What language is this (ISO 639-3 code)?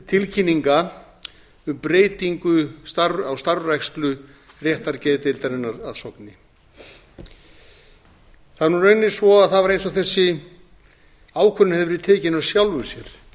isl